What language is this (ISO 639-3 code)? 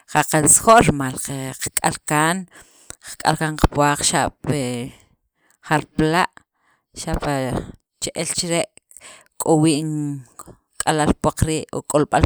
quv